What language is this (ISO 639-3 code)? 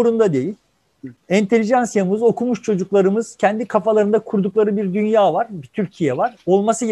tur